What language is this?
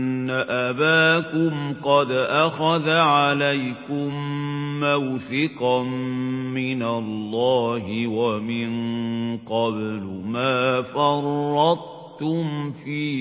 Arabic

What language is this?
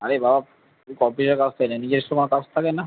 Bangla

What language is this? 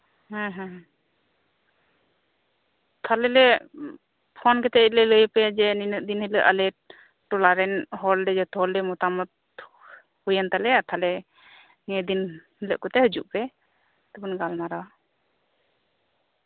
Santali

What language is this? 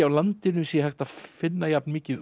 Icelandic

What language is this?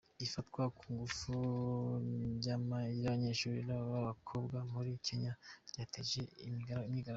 Kinyarwanda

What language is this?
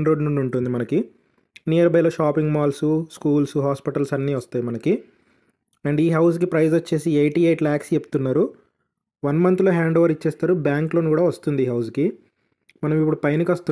Telugu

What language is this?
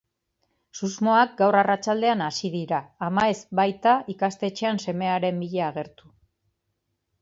Basque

